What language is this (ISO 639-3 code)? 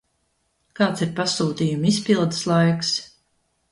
lav